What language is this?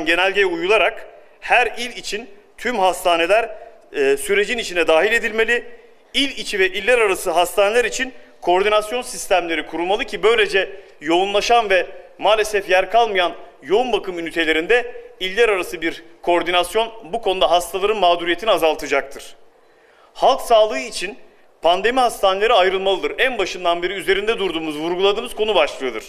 Turkish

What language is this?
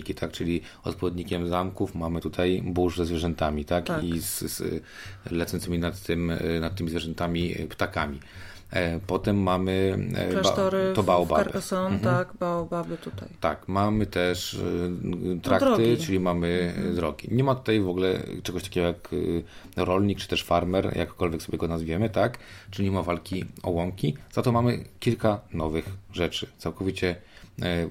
Polish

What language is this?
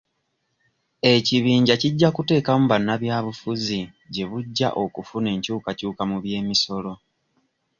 Ganda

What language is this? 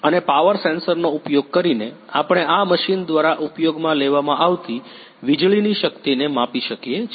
Gujarati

